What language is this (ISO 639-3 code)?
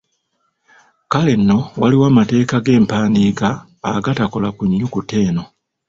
lug